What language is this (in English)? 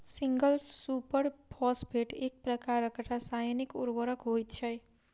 Maithili